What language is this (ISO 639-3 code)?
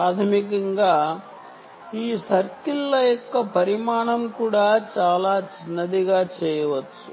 tel